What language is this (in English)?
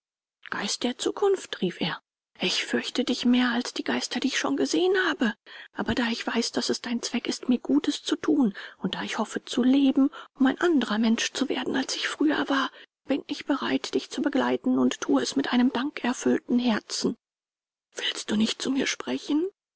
German